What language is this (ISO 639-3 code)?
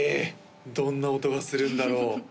jpn